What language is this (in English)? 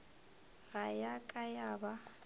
Northern Sotho